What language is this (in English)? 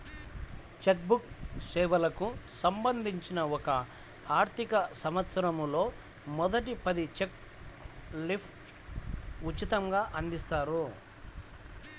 Telugu